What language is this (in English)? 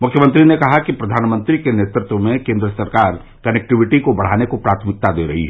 Hindi